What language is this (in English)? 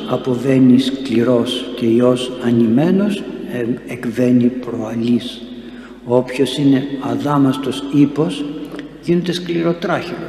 Greek